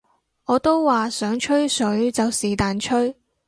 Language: Cantonese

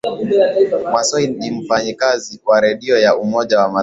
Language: Swahili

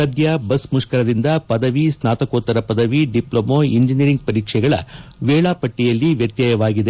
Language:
Kannada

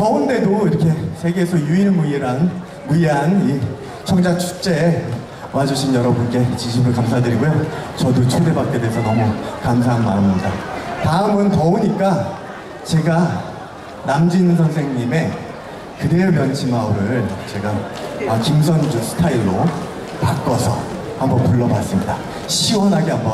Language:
Korean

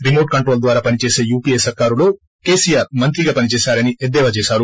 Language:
Telugu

